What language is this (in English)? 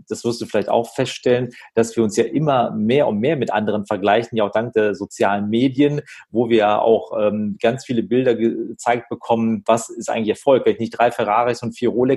German